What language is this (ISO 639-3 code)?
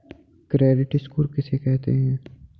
hin